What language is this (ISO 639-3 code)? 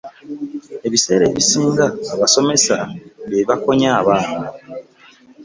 lug